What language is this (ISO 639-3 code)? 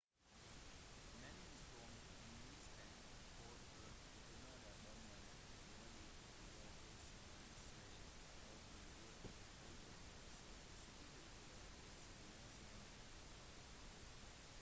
nob